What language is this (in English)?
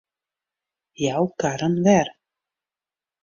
Western Frisian